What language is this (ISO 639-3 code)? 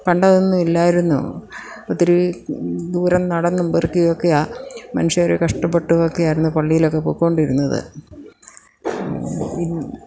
mal